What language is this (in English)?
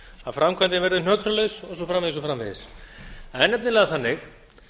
Icelandic